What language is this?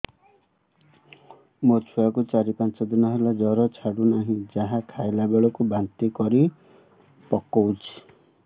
Odia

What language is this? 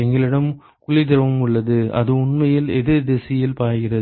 Tamil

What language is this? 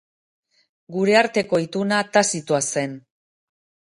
Basque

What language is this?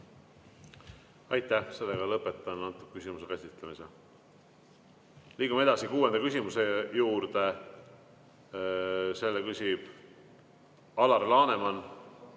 Estonian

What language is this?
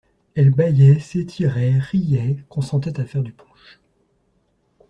French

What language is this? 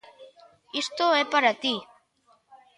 Galician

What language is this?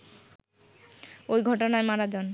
Bangla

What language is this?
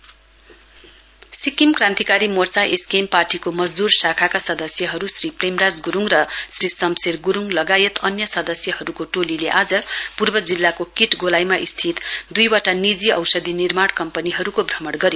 Nepali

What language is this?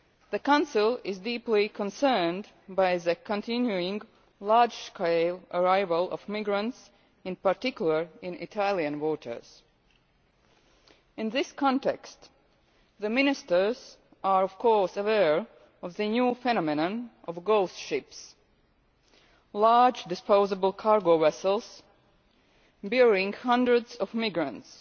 English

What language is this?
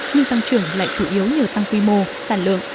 Vietnamese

